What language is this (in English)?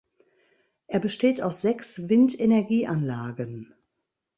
German